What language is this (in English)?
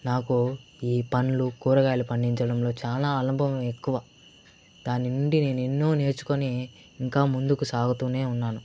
Telugu